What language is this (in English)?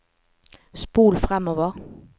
Norwegian